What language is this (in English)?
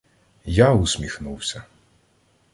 Ukrainian